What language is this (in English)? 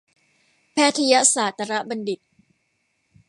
Thai